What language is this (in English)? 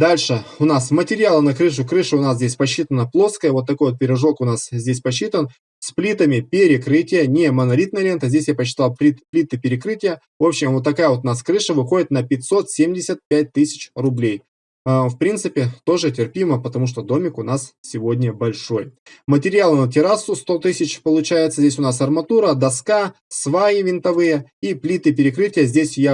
Russian